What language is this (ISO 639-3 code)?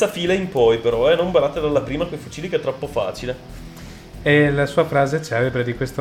ita